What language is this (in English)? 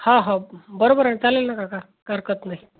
Marathi